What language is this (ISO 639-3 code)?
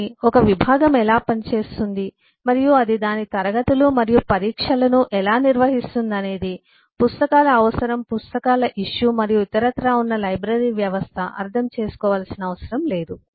tel